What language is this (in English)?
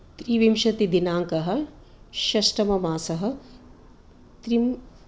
Sanskrit